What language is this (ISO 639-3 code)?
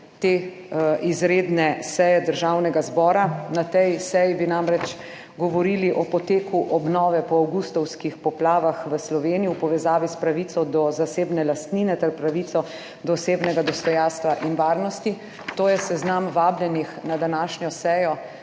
slv